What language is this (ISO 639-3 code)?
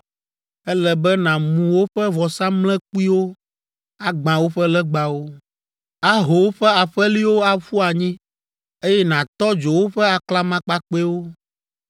ewe